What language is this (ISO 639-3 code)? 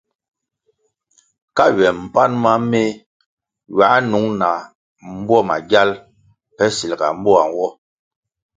nmg